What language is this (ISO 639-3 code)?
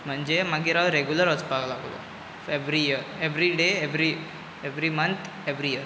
kok